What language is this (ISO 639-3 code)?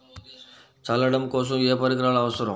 tel